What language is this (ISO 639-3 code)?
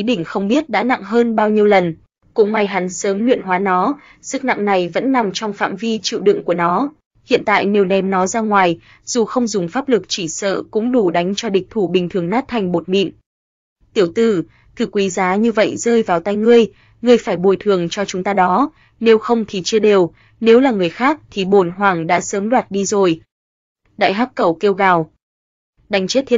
vie